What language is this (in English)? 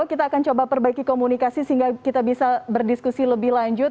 Indonesian